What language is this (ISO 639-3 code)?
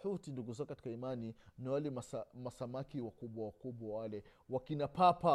swa